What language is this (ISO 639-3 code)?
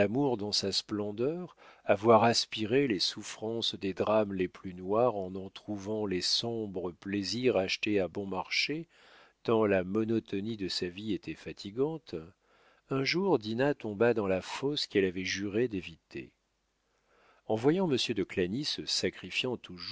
fra